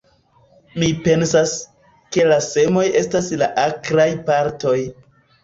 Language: Esperanto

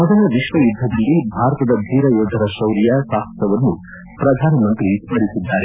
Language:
Kannada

